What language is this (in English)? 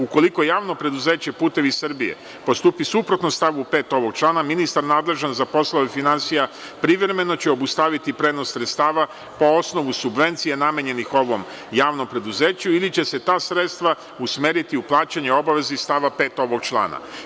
Serbian